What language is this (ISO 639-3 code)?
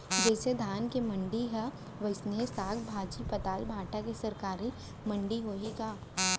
hne